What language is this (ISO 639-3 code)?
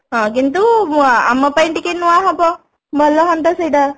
ori